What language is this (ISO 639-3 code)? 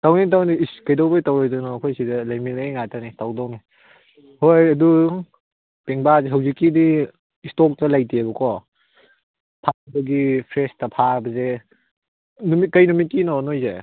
mni